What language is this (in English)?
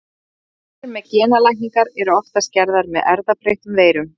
Icelandic